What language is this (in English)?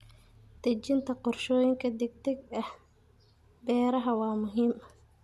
Somali